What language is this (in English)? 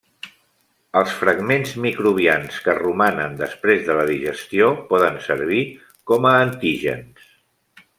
Catalan